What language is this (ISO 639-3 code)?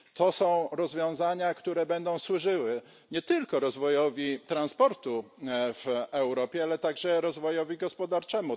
pol